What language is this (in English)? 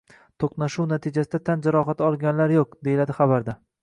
Uzbek